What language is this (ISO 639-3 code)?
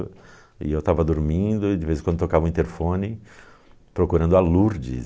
por